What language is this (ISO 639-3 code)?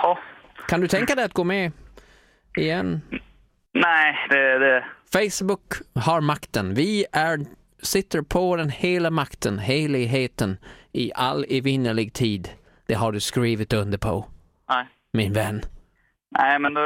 swe